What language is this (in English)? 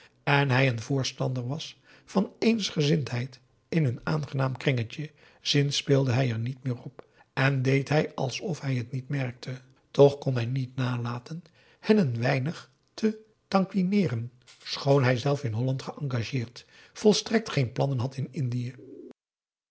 Dutch